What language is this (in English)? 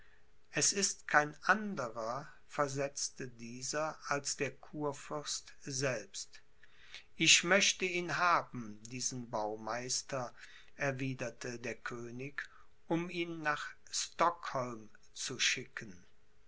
German